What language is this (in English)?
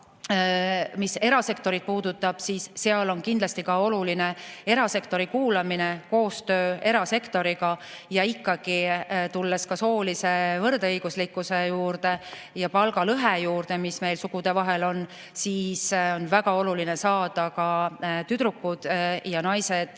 Estonian